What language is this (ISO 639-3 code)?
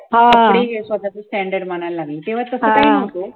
mar